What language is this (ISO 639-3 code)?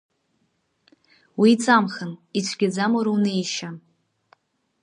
abk